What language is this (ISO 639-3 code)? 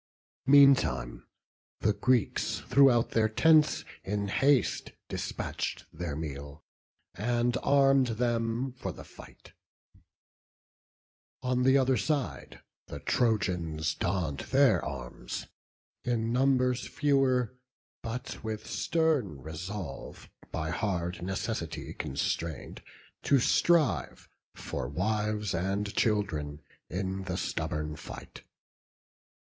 eng